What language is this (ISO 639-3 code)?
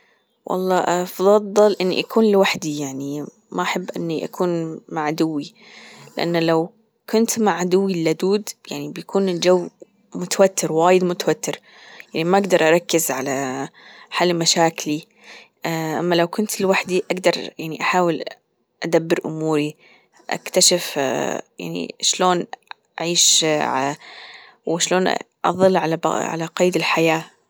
afb